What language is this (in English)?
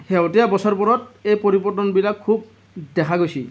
Assamese